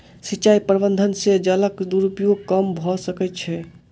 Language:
Maithili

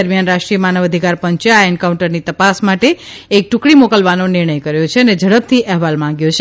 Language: Gujarati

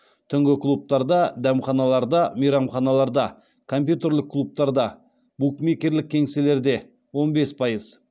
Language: Kazakh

